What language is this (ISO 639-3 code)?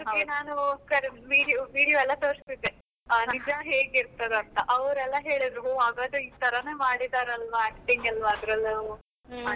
kan